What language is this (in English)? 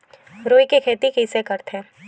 Chhattisgarhi